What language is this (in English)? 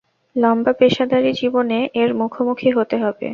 Bangla